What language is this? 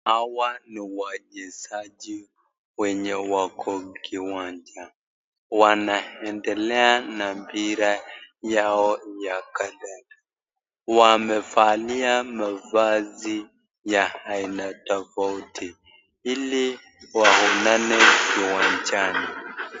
Swahili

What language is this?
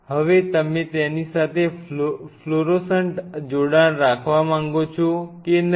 Gujarati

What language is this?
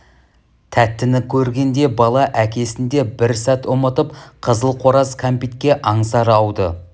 Kazakh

